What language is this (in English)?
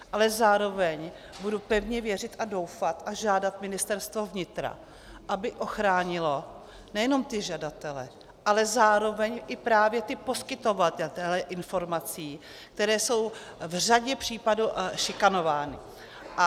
Czech